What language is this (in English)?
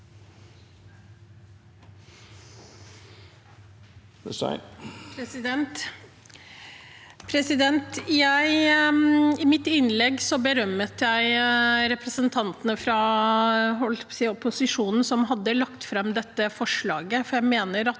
Norwegian